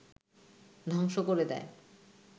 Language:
Bangla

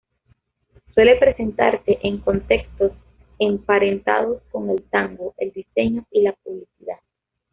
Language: Spanish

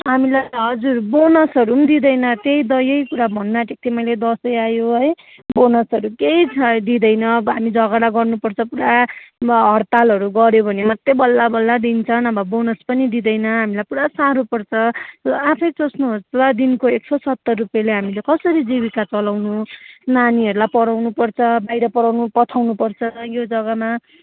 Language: Nepali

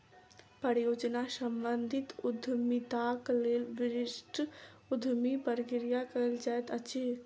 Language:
Maithili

